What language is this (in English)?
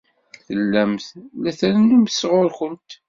Kabyle